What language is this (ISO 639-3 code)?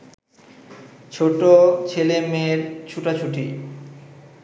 ben